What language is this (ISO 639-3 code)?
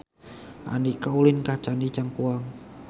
sun